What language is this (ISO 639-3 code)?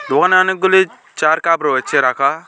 ben